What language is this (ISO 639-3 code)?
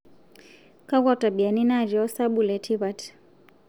mas